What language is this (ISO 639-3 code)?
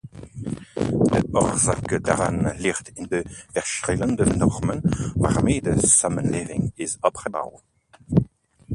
nld